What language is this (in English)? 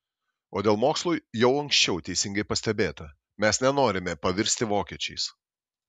Lithuanian